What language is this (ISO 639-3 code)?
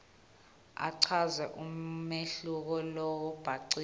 ssw